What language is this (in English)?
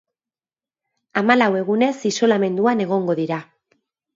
Basque